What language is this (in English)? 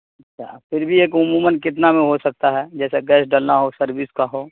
Urdu